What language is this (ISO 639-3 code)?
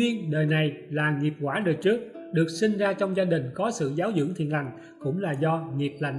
vie